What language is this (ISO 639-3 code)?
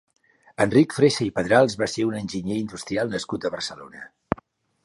cat